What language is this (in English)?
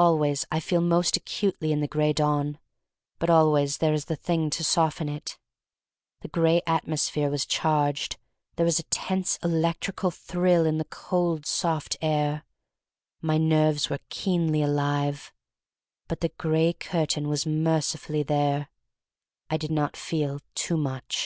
English